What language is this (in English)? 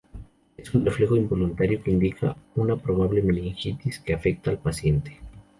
Spanish